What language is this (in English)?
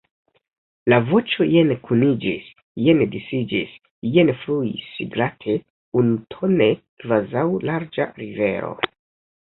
Esperanto